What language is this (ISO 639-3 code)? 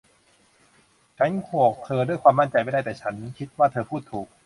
tha